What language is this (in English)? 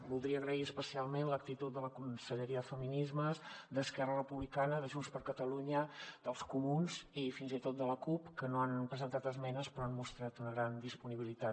Catalan